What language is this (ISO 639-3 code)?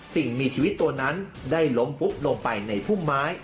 tha